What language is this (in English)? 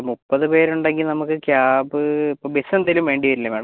Malayalam